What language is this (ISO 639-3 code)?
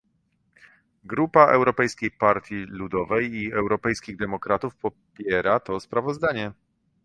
pol